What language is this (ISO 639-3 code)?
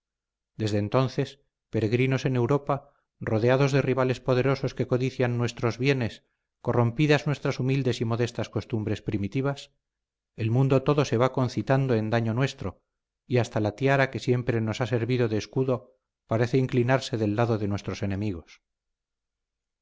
spa